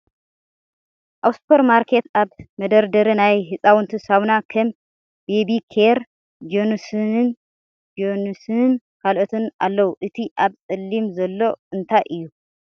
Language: Tigrinya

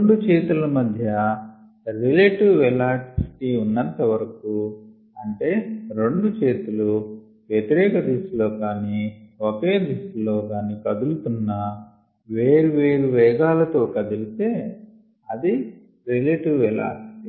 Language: Telugu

